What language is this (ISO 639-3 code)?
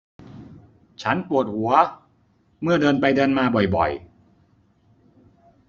tha